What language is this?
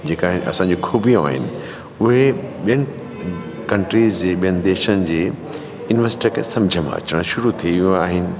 Sindhi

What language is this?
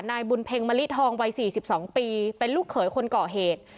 Thai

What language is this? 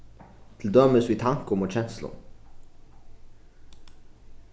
Faroese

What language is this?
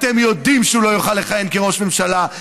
Hebrew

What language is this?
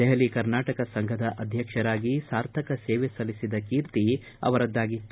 Kannada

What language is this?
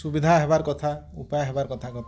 Odia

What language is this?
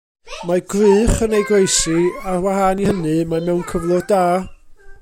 Welsh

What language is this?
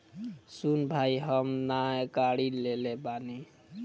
Bhojpuri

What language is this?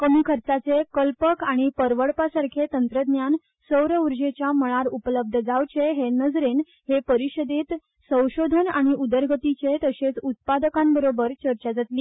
Konkani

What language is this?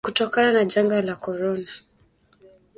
Swahili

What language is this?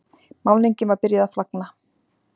Icelandic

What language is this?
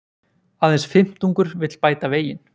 Icelandic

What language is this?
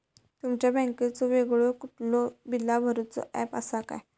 Marathi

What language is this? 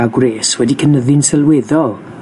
Welsh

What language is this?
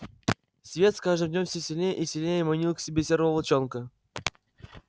Russian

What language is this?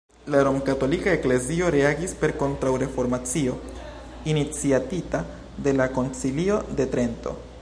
Esperanto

